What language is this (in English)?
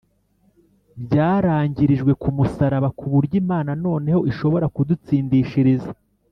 Kinyarwanda